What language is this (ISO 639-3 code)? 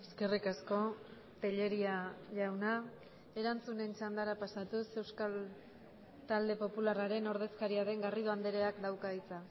eus